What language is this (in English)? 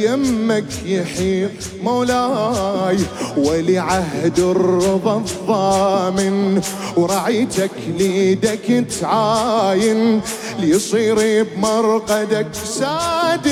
Arabic